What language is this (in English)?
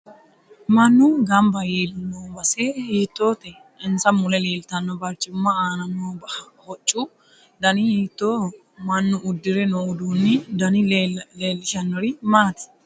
Sidamo